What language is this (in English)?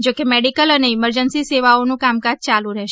Gujarati